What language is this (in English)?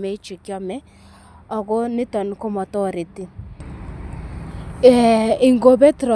Kalenjin